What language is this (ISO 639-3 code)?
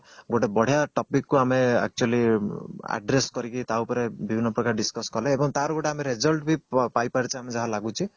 ori